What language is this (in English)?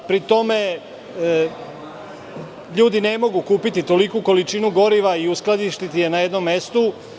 Serbian